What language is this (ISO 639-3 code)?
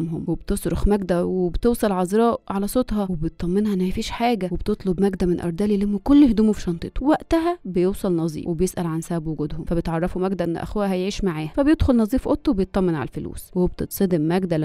ara